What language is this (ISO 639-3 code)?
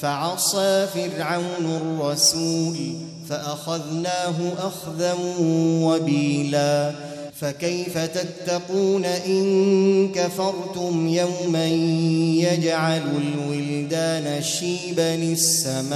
ara